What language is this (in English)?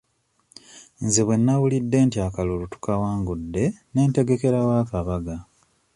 Ganda